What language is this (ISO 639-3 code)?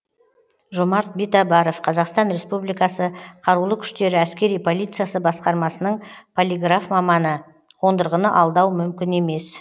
kaz